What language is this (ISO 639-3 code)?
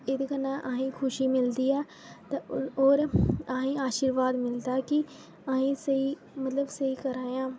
doi